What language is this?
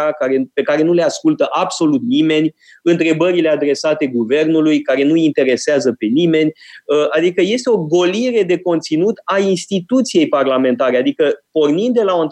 Romanian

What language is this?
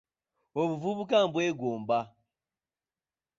Ganda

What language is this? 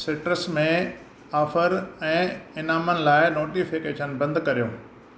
Sindhi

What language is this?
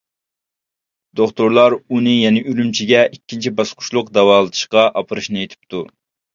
Uyghur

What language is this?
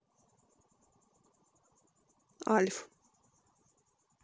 Russian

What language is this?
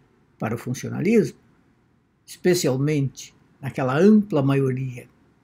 Portuguese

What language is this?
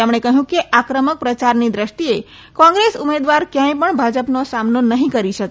Gujarati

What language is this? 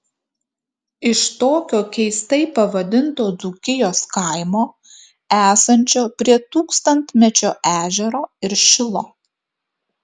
Lithuanian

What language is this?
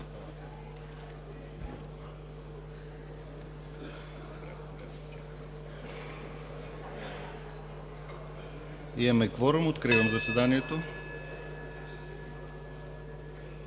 Bulgarian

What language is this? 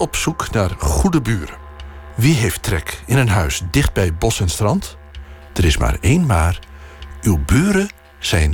Dutch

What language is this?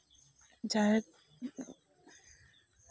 Santali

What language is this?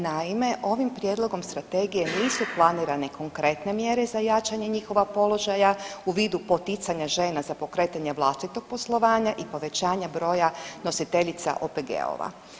Croatian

